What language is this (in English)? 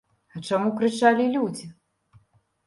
Belarusian